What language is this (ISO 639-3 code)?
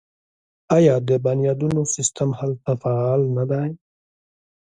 pus